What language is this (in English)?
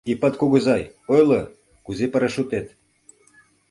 Mari